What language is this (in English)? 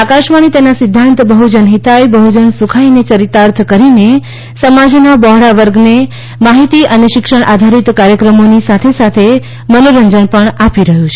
Gujarati